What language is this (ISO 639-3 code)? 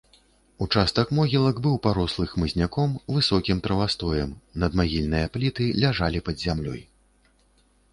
bel